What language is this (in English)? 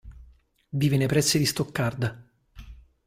Italian